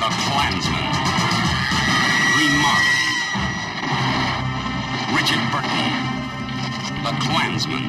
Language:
Italian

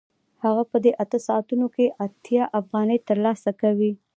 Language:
Pashto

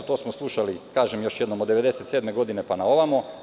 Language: Serbian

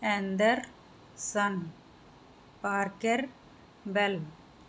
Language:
Punjabi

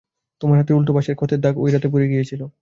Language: Bangla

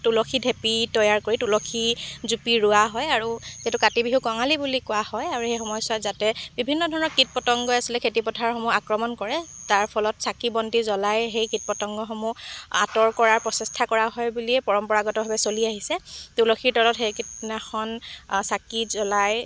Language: Assamese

